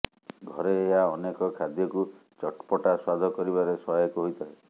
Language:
Odia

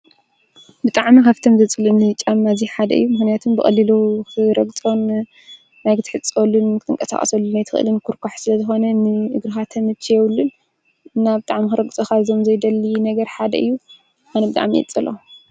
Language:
Tigrinya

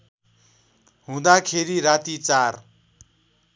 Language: Nepali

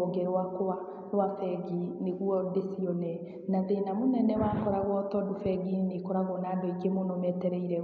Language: Kikuyu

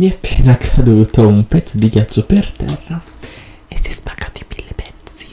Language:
Italian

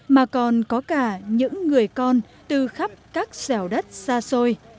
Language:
Vietnamese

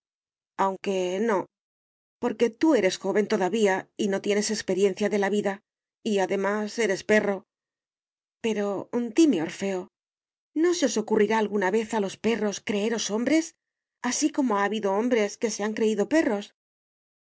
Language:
Spanish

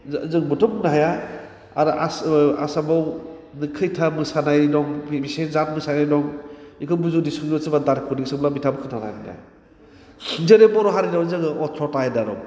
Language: Bodo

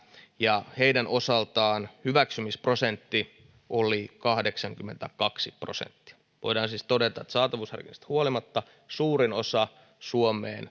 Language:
Finnish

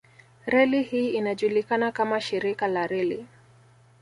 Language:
Swahili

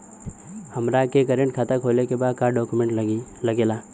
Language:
Bhojpuri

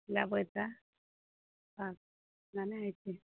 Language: Maithili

